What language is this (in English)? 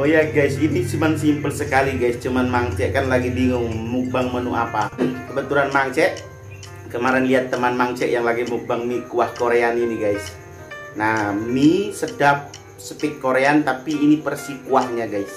Indonesian